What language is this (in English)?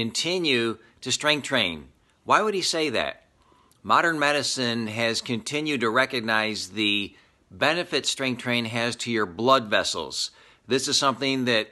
English